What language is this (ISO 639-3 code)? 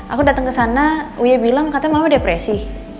ind